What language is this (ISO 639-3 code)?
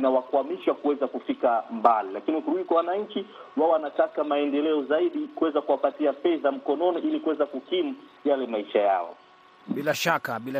swa